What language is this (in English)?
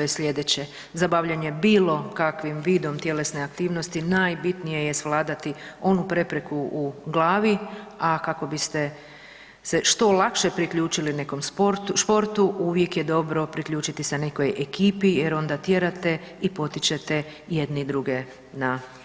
Croatian